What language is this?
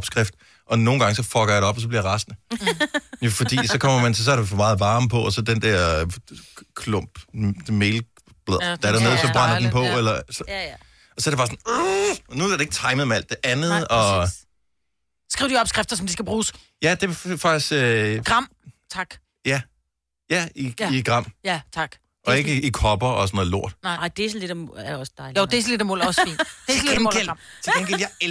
Danish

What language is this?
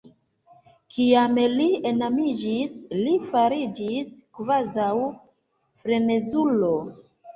Esperanto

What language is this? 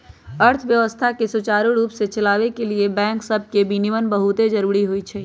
Magahi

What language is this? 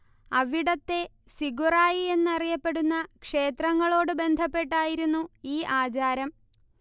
Malayalam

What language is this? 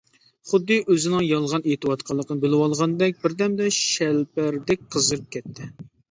Uyghur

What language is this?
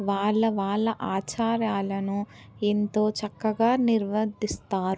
Telugu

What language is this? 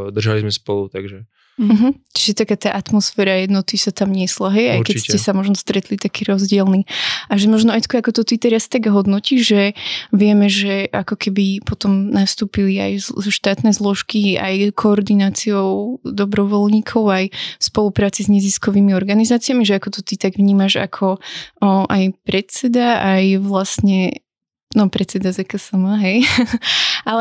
Slovak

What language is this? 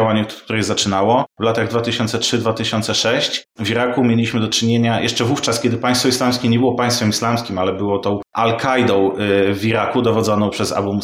Polish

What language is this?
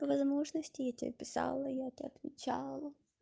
Russian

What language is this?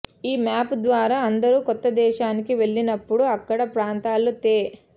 Telugu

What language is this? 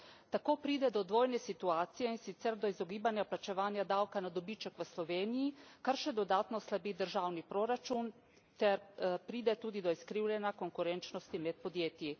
Slovenian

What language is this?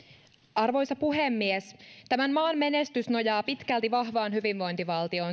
Finnish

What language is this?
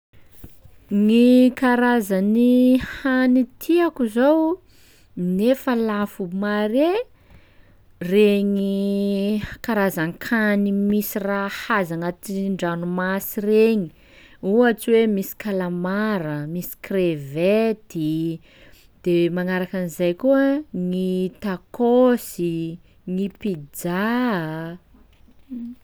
Sakalava Malagasy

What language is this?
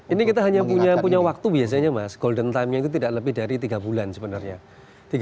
Indonesian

